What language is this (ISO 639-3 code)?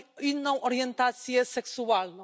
pol